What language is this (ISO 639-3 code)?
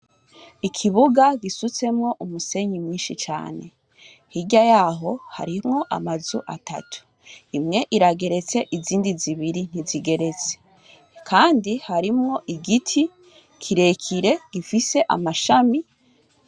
run